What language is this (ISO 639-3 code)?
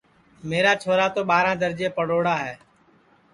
ssi